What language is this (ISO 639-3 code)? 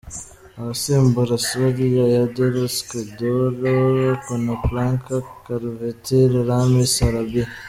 kin